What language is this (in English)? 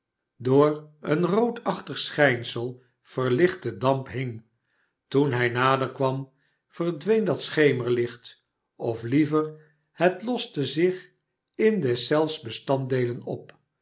Dutch